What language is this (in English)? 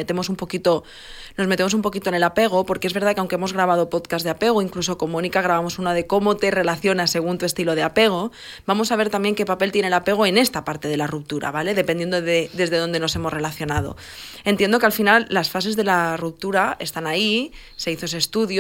Spanish